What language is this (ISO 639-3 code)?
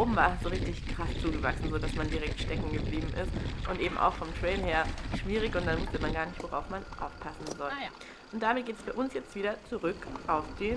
deu